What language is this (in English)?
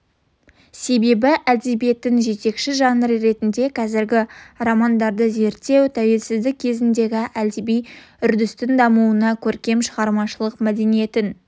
Kazakh